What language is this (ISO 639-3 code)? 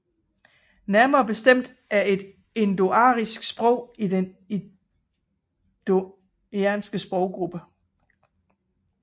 dan